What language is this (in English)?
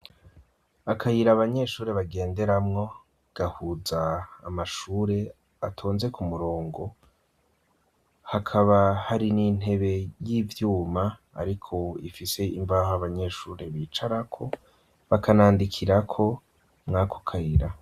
Rundi